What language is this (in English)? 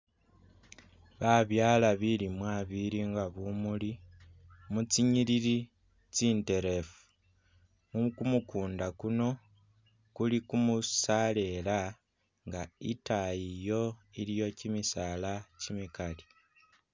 Masaaba